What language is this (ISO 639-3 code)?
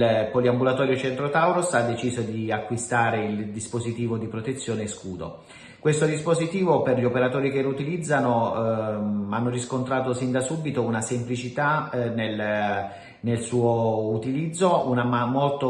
ita